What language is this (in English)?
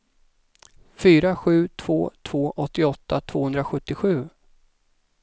Swedish